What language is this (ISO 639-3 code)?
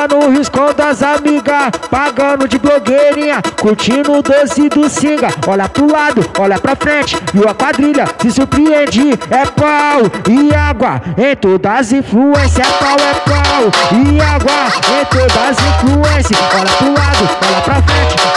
por